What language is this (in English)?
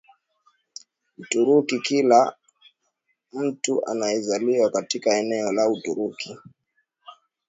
Swahili